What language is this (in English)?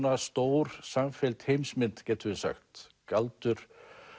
Icelandic